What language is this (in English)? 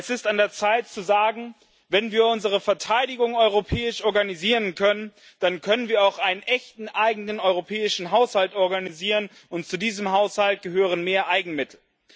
German